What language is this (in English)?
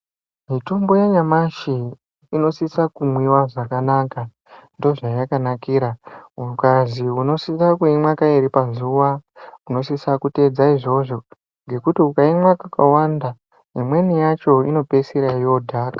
Ndau